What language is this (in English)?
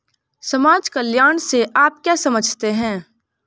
Hindi